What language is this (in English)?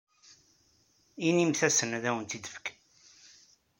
Kabyle